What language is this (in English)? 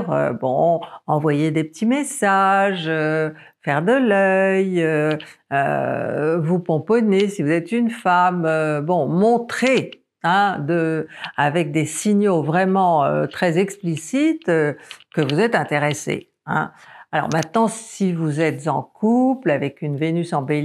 French